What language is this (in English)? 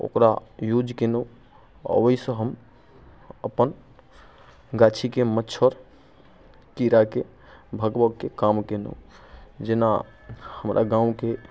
Maithili